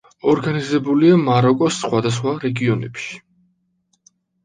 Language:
Georgian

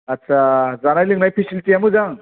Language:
Bodo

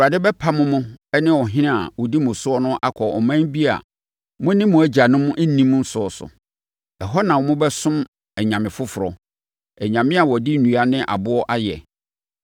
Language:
Akan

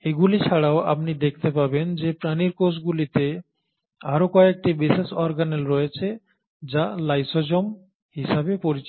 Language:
Bangla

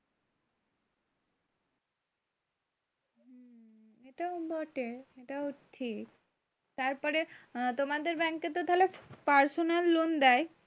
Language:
Bangla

